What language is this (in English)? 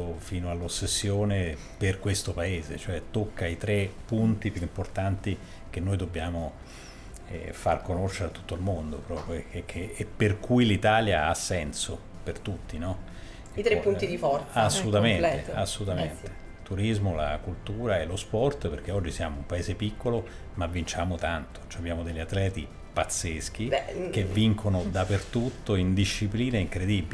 Italian